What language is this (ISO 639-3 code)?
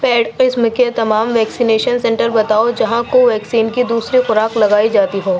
urd